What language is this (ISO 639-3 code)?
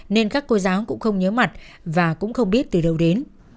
vie